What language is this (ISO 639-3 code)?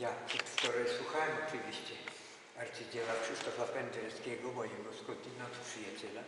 pol